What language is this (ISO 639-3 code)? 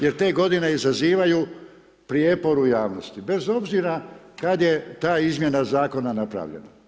hrv